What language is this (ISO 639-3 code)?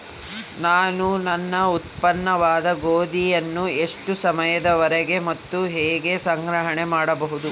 kan